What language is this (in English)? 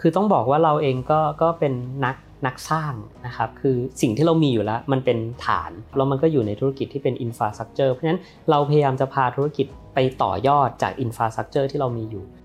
Thai